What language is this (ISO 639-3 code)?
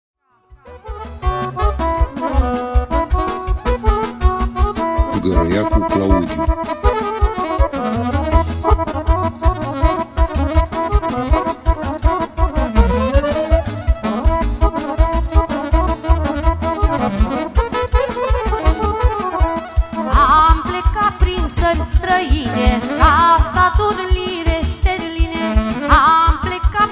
ron